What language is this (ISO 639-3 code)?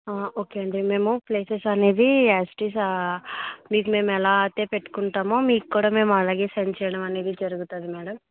tel